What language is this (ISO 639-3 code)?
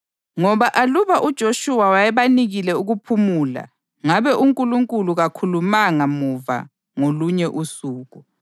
nde